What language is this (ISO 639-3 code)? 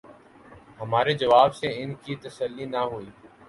urd